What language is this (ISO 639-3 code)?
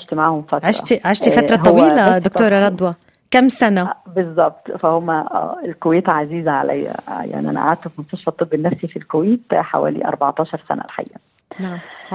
ara